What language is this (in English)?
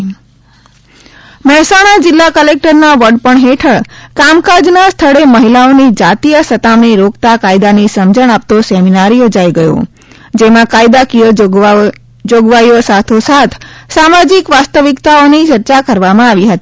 Gujarati